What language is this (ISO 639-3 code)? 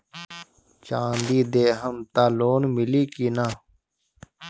bho